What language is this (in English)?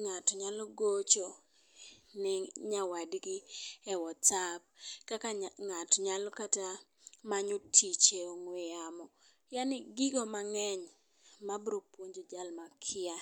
Luo (Kenya and Tanzania)